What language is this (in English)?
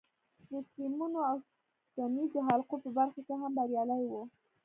Pashto